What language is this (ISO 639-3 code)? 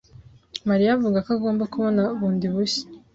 kin